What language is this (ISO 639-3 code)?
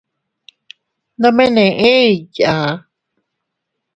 cut